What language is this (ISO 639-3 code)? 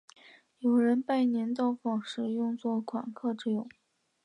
zho